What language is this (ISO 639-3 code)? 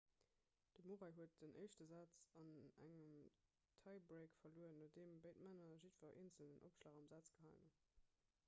ltz